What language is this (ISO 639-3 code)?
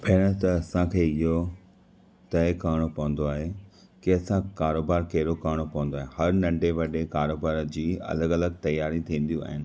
snd